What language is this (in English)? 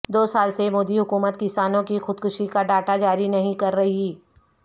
Urdu